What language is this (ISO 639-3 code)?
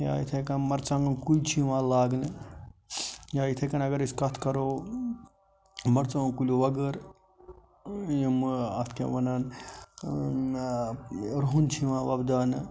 kas